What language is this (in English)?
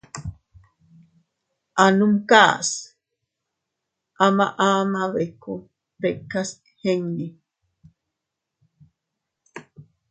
Teutila Cuicatec